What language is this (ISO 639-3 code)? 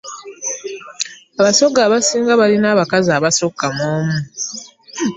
lug